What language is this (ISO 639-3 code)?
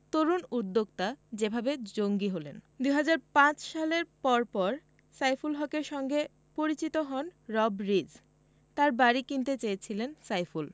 ben